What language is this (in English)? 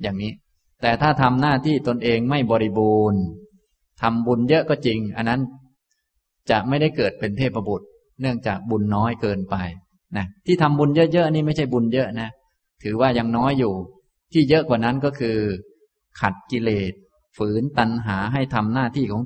Thai